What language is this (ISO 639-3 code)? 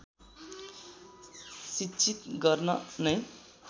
nep